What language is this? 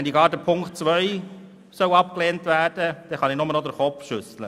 Swiss German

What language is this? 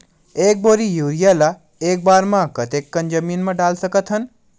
Chhattisgarhi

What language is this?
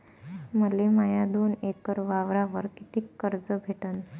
Marathi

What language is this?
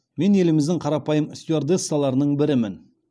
Kazakh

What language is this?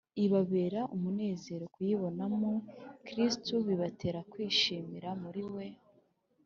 Kinyarwanda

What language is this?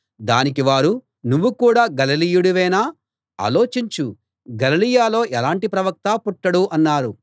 Telugu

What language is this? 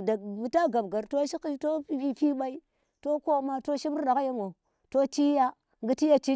Tera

